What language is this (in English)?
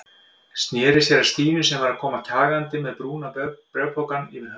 Icelandic